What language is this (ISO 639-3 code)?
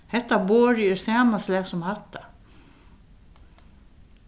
fao